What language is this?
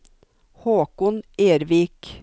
Norwegian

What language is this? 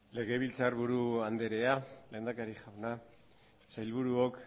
Basque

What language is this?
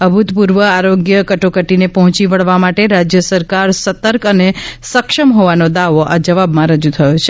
Gujarati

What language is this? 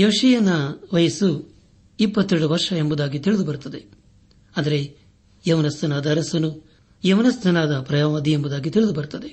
Kannada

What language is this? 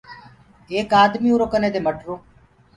Gurgula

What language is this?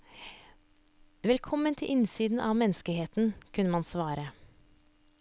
Norwegian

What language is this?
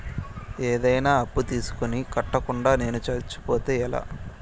Telugu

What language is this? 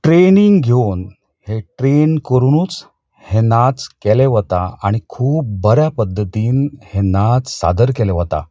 Konkani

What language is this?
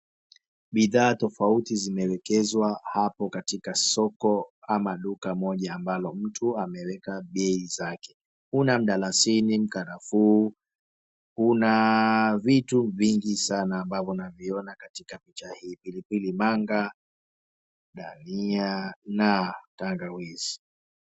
Swahili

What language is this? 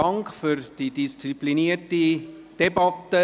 Swiss German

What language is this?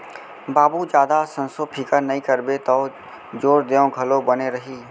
Chhattisgarhi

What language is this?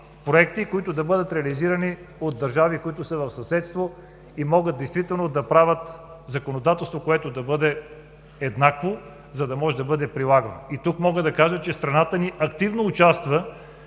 Bulgarian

